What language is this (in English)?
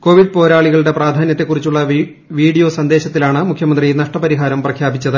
Malayalam